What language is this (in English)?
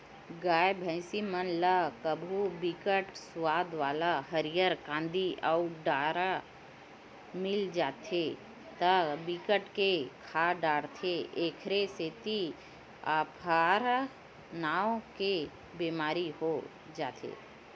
Chhattisgarhi